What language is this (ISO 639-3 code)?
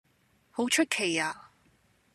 yue